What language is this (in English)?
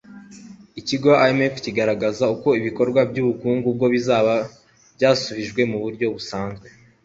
Kinyarwanda